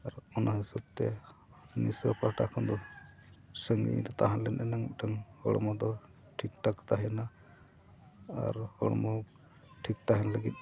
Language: Santali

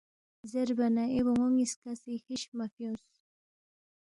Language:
Balti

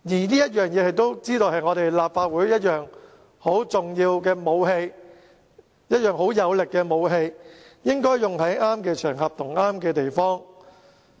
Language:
Cantonese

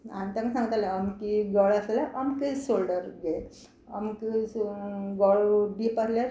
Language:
Konkani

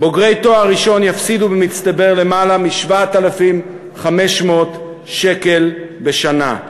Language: Hebrew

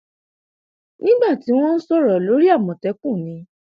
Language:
Yoruba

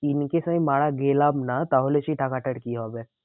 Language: Bangla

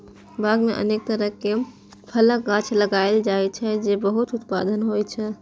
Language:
Maithili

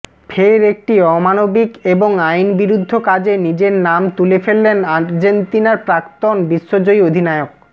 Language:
Bangla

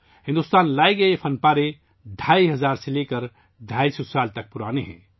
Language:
Urdu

